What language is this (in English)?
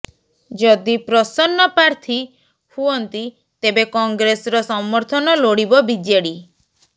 Odia